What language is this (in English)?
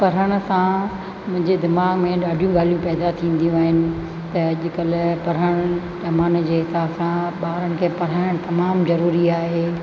Sindhi